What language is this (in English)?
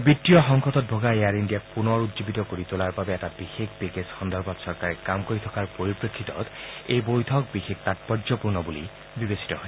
Assamese